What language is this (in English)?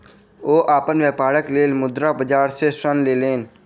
Maithili